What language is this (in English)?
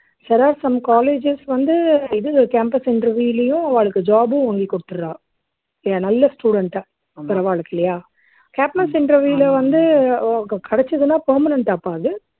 Tamil